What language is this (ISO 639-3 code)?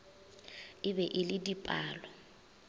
nso